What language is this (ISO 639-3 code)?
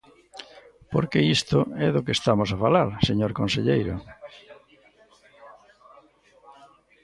glg